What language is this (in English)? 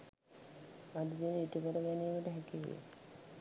Sinhala